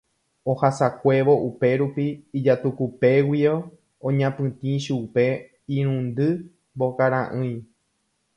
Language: Guarani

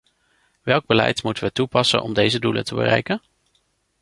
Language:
Dutch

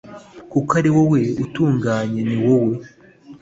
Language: Kinyarwanda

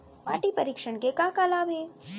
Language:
Chhattisgarhi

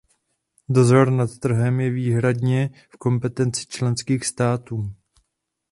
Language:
Czech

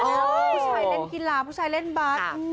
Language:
Thai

